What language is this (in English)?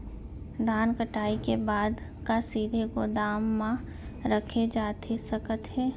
Chhattisgarhi